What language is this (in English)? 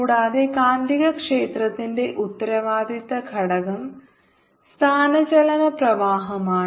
Malayalam